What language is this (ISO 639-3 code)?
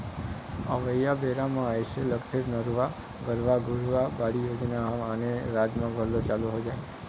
hne